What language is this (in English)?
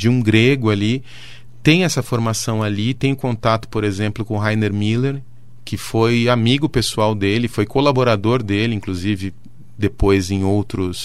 Portuguese